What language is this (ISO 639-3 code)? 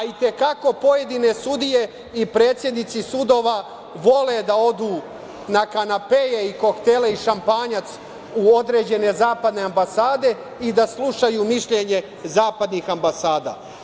srp